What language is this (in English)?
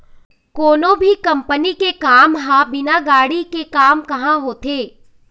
Chhattisgarhi